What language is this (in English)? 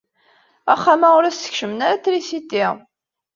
Kabyle